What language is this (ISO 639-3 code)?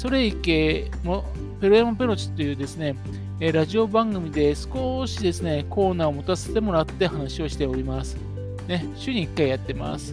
jpn